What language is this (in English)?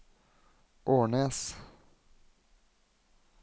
Norwegian